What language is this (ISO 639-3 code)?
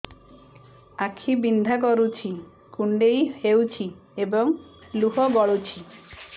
ori